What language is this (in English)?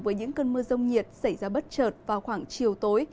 Vietnamese